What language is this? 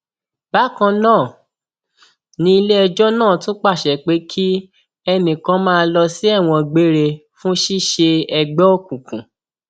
Yoruba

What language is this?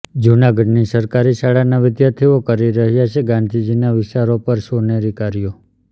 Gujarati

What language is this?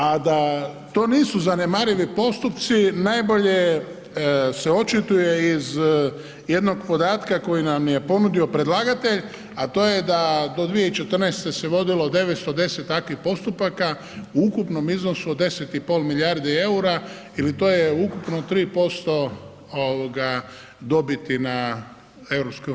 Croatian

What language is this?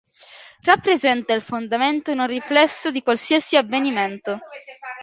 Italian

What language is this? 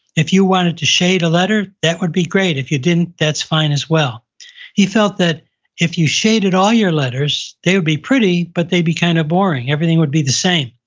English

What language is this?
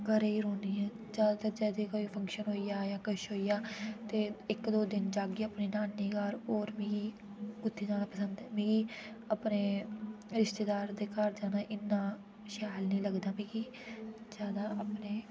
Dogri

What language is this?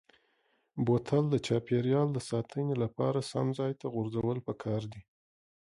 Pashto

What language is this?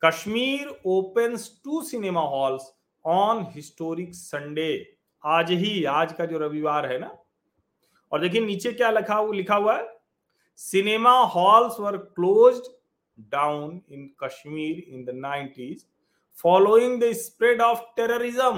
Hindi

